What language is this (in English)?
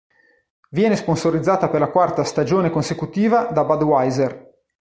Italian